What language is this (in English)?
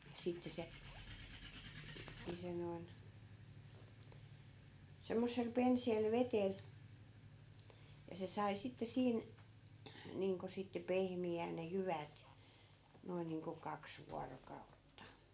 Finnish